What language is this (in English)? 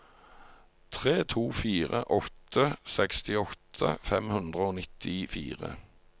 Norwegian